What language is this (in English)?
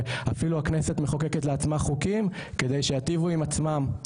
Hebrew